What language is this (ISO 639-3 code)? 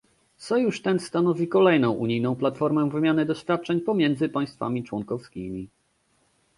pol